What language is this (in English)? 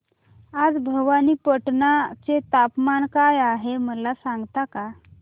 Marathi